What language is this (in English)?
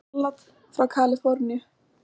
Icelandic